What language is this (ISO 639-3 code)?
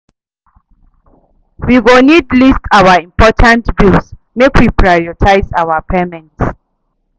pcm